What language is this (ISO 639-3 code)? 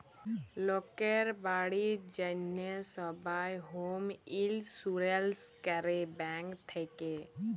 ben